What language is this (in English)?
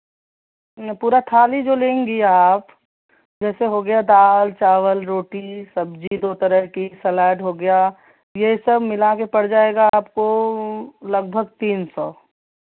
Hindi